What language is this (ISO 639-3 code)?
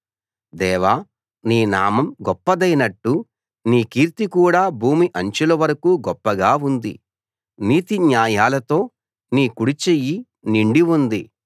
tel